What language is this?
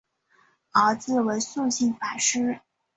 Chinese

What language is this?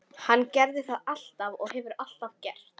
Icelandic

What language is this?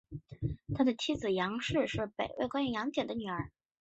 Chinese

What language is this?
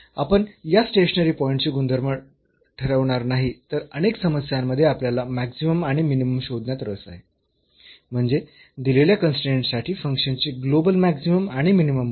Marathi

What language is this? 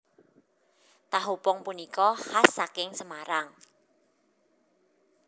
Javanese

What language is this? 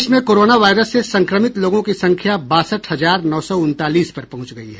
Hindi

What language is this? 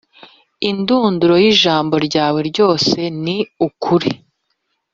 Kinyarwanda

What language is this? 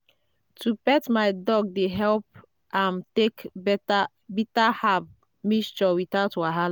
Nigerian Pidgin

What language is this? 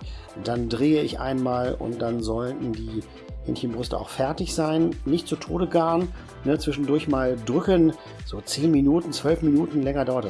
German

